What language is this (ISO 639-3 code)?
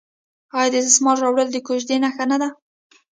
pus